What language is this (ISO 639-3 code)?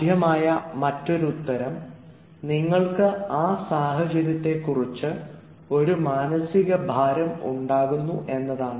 mal